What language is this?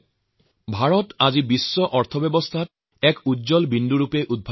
Assamese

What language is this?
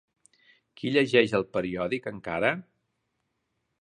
Catalan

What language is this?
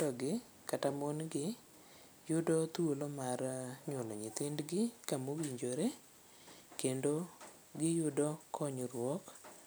Luo (Kenya and Tanzania)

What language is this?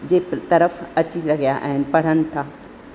Sindhi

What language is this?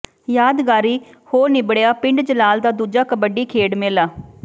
Punjabi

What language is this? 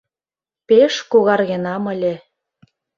Mari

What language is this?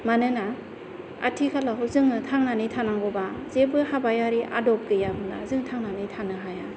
Bodo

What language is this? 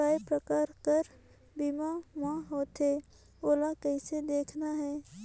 Chhattisgarhi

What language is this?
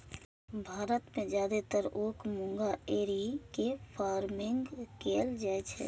Maithili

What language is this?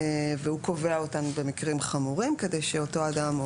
Hebrew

